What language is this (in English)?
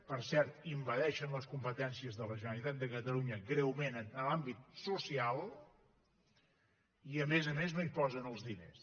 Catalan